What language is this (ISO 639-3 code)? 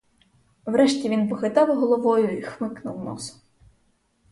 ukr